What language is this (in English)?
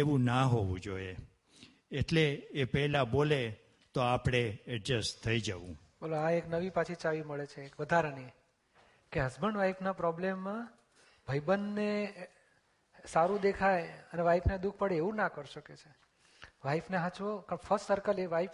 Gujarati